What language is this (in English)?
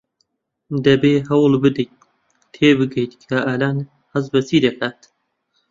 Central Kurdish